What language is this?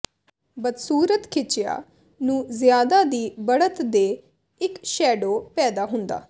Punjabi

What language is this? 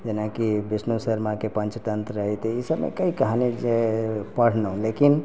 Maithili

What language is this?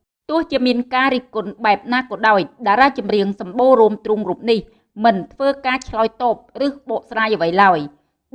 Vietnamese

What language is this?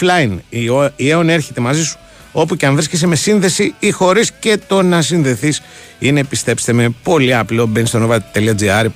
Greek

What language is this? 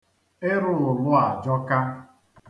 Igbo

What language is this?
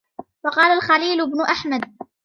Arabic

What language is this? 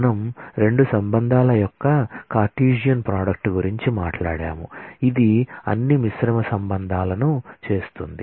Telugu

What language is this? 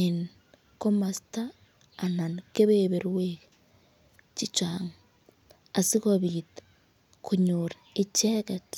Kalenjin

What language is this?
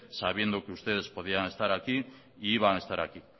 Spanish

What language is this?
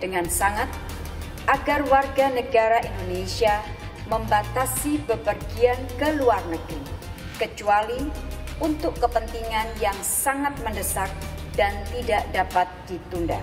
Indonesian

